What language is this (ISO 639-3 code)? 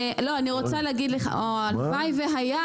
heb